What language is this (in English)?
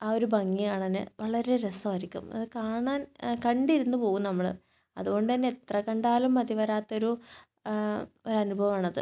Malayalam